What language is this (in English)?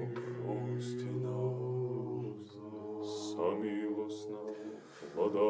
Croatian